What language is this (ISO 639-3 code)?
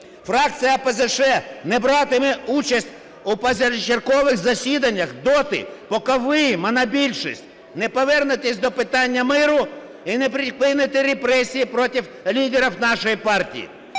ukr